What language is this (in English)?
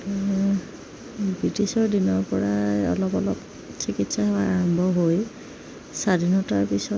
Assamese